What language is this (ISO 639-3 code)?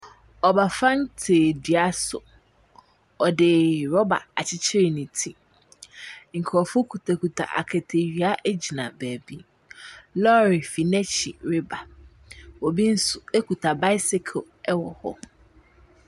aka